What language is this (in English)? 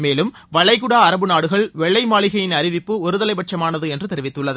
Tamil